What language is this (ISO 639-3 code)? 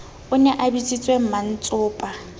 sot